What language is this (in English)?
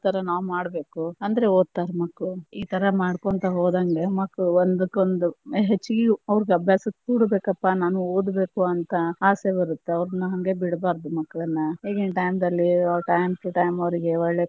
Kannada